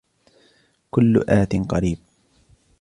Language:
Arabic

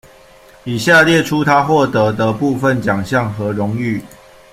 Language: Chinese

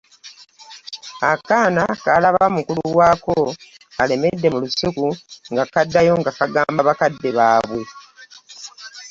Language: Ganda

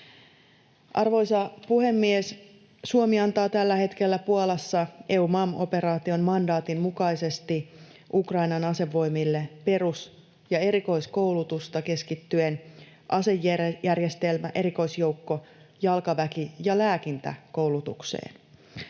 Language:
Finnish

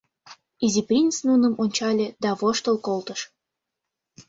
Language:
Mari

